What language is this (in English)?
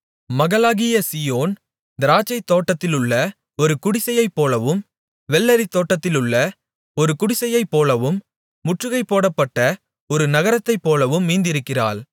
Tamil